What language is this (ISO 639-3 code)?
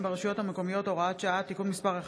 heb